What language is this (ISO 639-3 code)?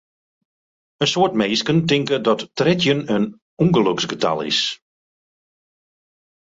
fry